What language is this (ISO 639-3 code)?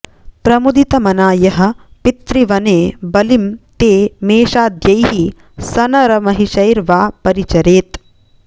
san